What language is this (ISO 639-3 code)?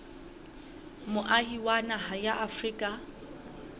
sot